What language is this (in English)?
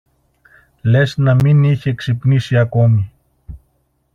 Greek